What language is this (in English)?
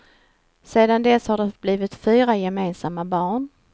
Swedish